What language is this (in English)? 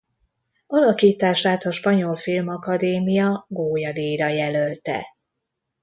Hungarian